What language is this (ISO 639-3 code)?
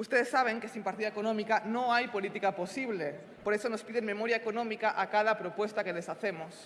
spa